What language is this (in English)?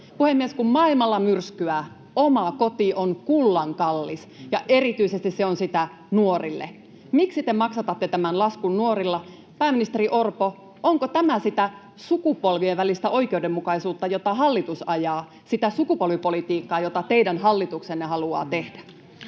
Finnish